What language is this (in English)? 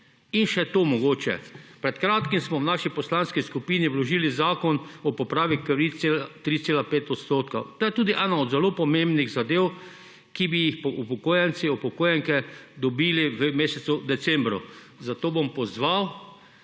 Slovenian